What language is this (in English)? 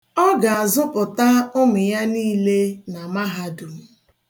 Igbo